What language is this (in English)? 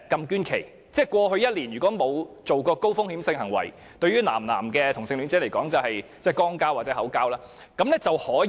Cantonese